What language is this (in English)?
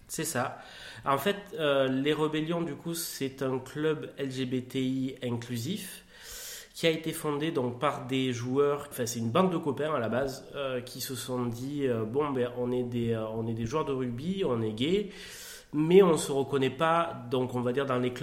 French